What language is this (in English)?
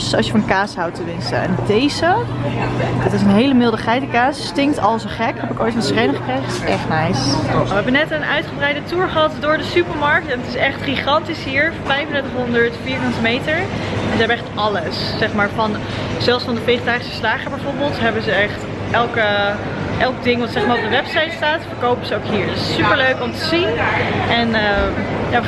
Dutch